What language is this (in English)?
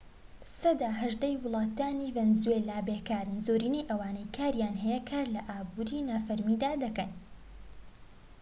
Central Kurdish